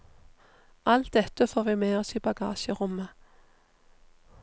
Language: Norwegian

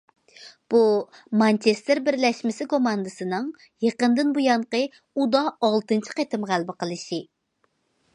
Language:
Uyghur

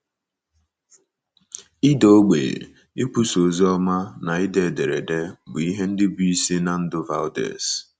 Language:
Igbo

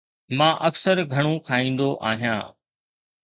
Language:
Sindhi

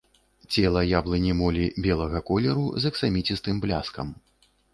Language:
Belarusian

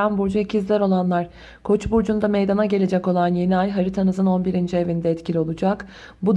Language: Turkish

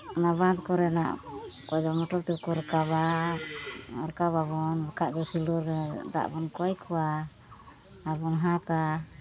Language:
Santali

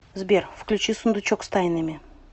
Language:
Russian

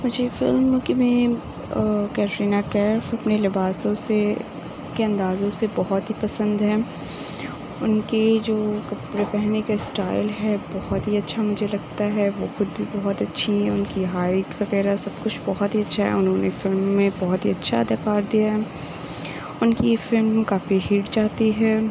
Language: Urdu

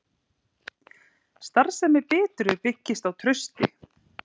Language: Icelandic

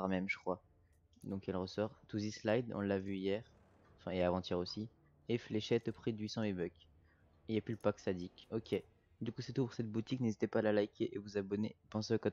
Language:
French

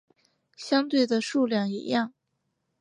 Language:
Chinese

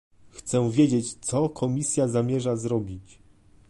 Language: Polish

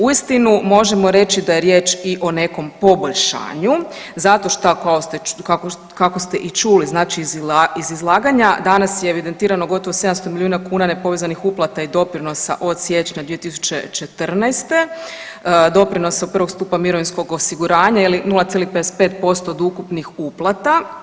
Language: Croatian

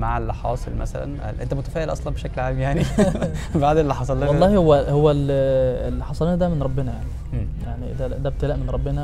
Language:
Arabic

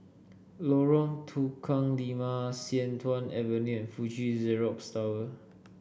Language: English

